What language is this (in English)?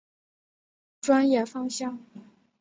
Chinese